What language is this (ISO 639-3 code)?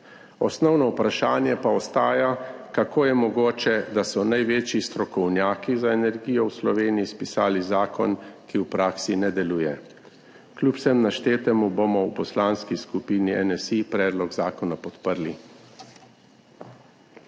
slv